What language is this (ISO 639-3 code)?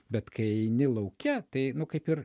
lit